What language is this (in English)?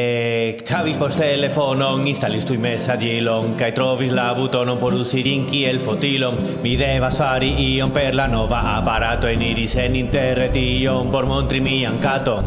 Italian